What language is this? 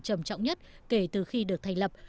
Vietnamese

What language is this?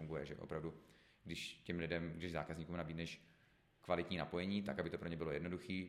Czech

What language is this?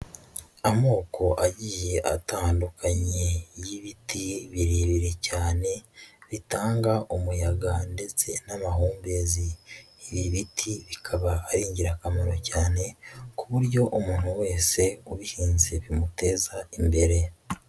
Kinyarwanda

